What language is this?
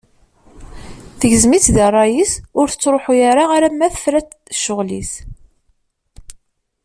Kabyle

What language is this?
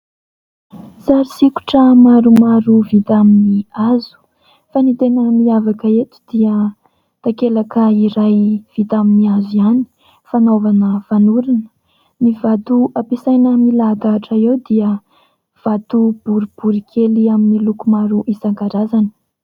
Malagasy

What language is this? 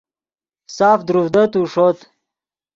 Yidgha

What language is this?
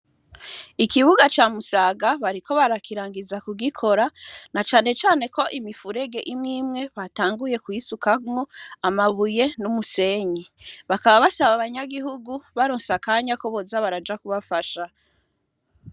Rundi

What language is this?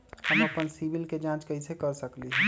Magahi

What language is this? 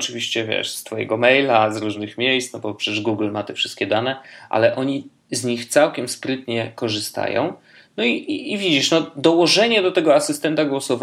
Polish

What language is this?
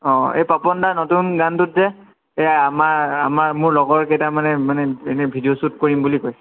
Assamese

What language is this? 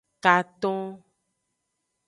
Aja (Benin)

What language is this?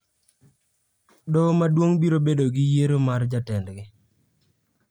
Luo (Kenya and Tanzania)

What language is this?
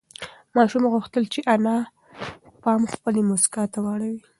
Pashto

